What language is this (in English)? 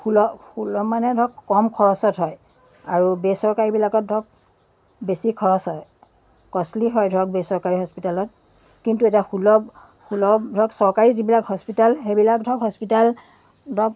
Assamese